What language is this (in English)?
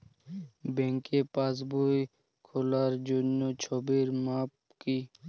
Bangla